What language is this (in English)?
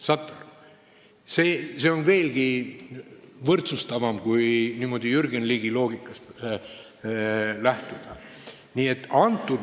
Estonian